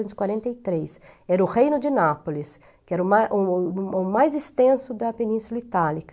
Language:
Portuguese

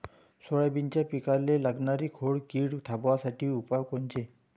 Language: Marathi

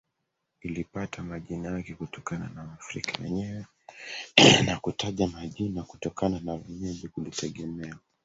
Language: Swahili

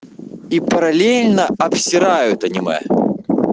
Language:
Russian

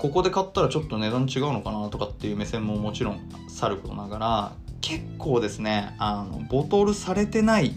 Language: Japanese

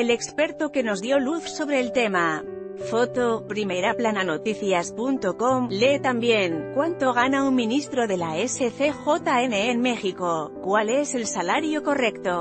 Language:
Spanish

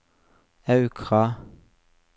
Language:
Norwegian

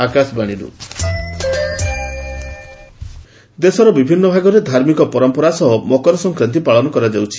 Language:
Odia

